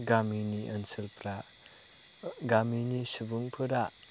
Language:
Bodo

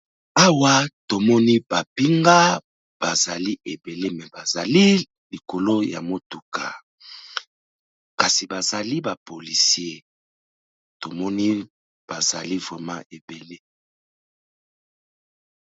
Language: Lingala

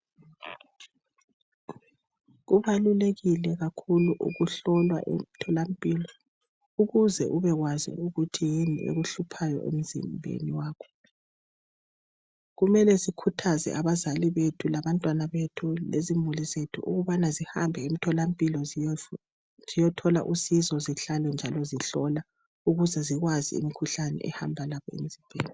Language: North Ndebele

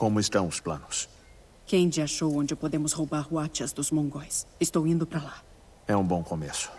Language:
Portuguese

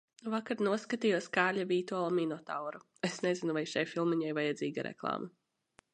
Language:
Latvian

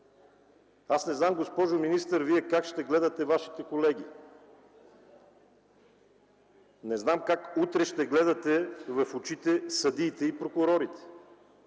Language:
Bulgarian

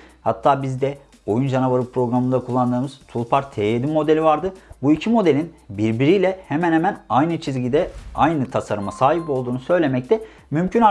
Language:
Turkish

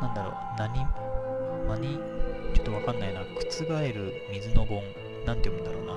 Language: Japanese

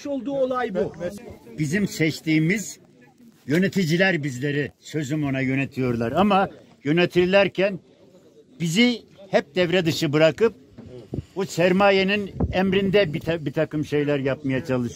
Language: Turkish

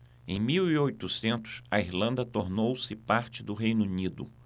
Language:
Portuguese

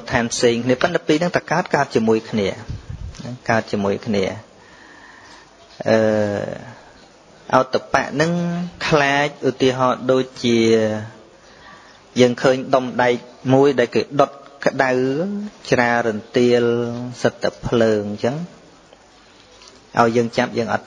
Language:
Vietnamese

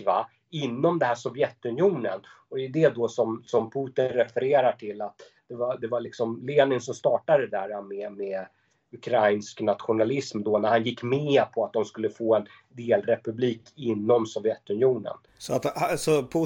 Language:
Swedish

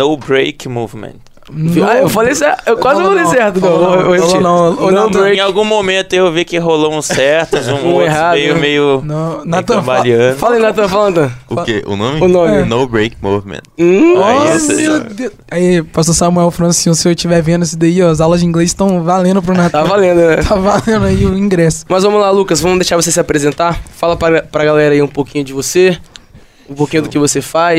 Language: Portuguese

